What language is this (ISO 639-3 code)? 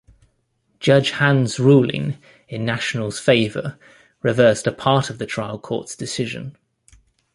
eng